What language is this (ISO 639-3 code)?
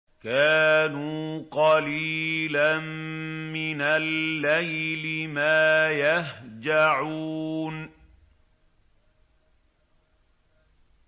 ara